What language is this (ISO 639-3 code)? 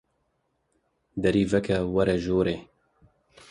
kur